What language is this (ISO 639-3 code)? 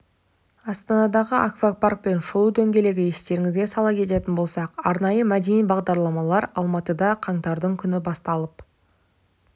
kaz